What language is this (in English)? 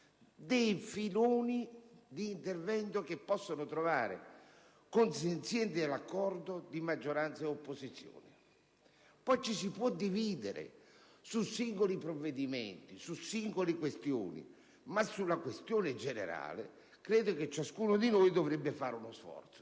Italian